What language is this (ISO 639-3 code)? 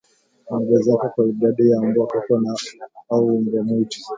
swa